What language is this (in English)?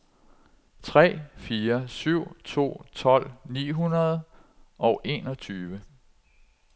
Danish